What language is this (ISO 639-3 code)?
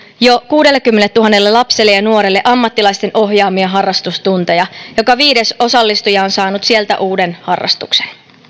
fin